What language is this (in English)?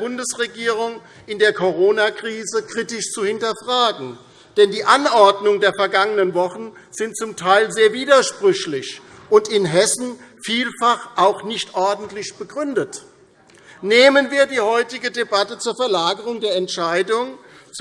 German